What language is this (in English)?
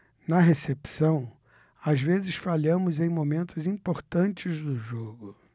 Portuguese